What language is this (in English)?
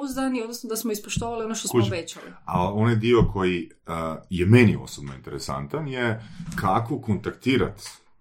Croatian